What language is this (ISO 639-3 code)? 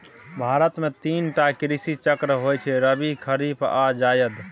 mai